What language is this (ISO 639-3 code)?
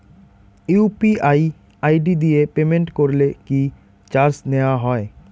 ben